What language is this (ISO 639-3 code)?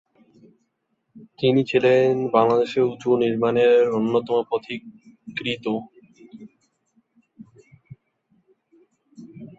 ben